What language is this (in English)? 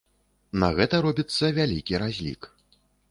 Belarusian